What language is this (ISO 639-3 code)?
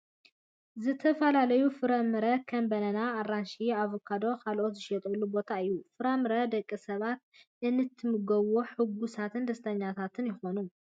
tir